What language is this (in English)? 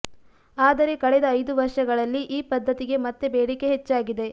Kannada